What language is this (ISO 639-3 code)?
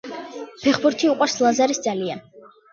kat